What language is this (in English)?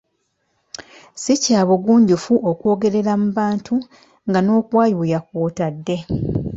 Ganda